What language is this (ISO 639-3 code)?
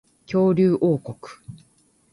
jpn